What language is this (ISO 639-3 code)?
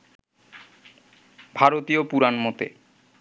ben